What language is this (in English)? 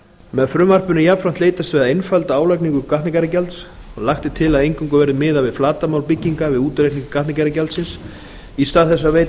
Icelandic